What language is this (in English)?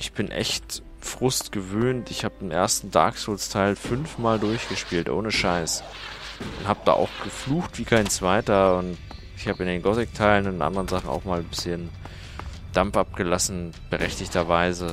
German